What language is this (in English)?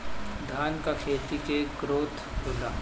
Bhojpuri